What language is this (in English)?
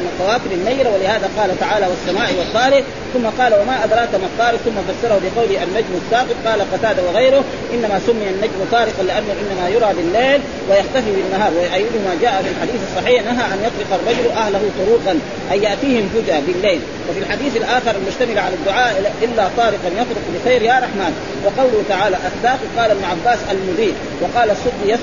Arabic